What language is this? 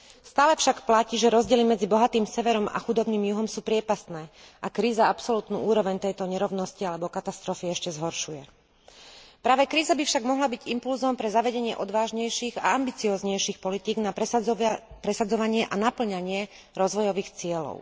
Slovak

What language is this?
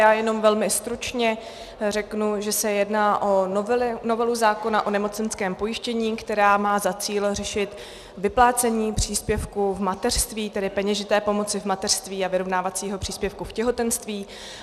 Czech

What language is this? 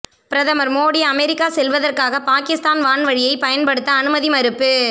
Tamil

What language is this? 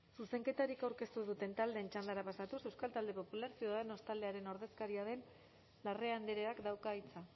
Basque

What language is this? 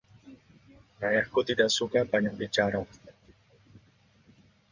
Indonesian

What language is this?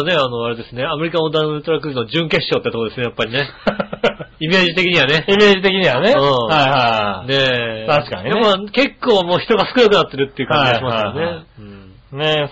Japanese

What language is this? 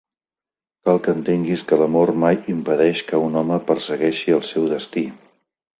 Catalan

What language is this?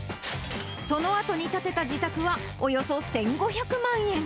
Japanese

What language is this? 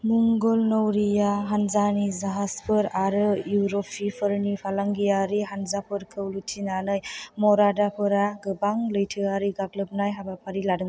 Bodo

